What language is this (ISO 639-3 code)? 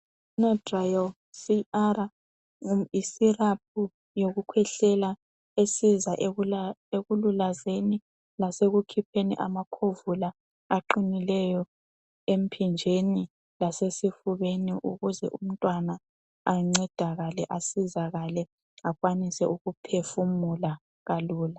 nde